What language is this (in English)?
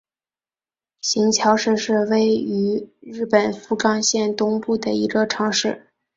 Chinese